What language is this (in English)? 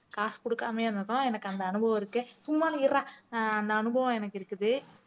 Tamil